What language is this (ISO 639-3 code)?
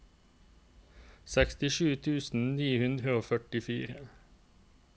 nor